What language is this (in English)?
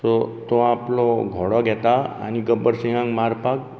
Konkani